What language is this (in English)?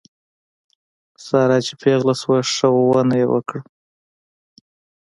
Pashto